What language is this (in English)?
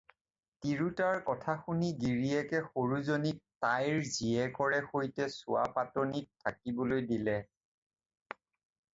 Assamese